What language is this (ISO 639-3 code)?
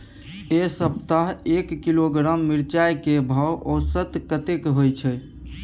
mai